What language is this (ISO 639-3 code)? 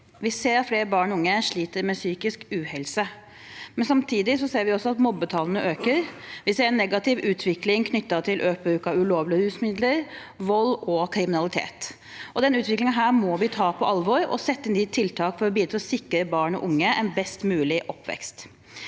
nor